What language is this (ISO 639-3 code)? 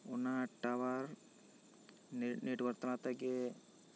sat